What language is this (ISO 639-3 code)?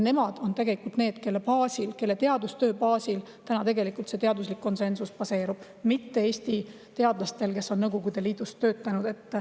est